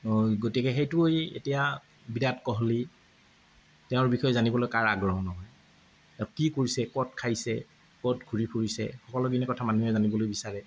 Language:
Assamese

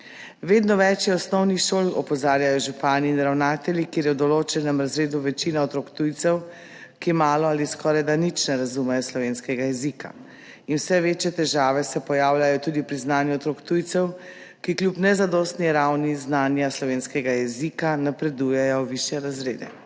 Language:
Slovenian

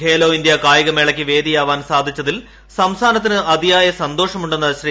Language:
Malayalam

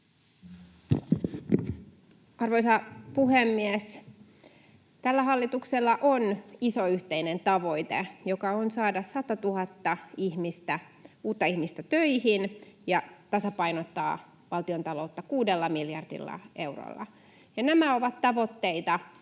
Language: Finnish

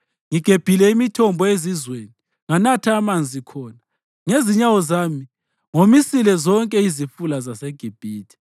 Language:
North Ndebele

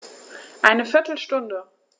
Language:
German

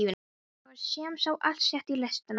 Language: Icelandic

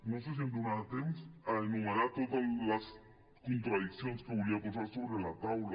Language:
Catalan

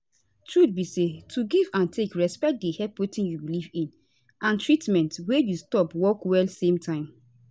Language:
Nigerian Pidgin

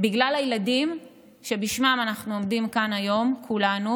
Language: Hebrew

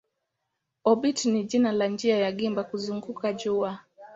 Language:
Swahili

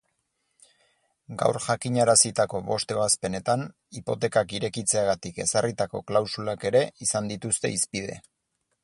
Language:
Basque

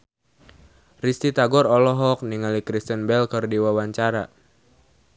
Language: Sundanese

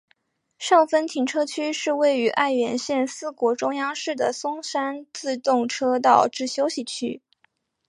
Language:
Chinese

